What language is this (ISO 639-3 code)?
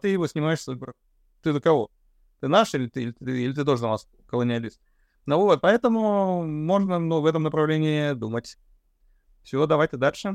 rus